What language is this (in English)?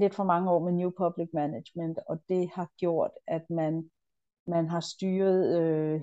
Danish